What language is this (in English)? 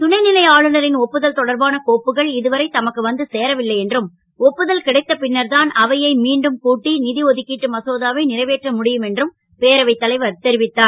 Tamil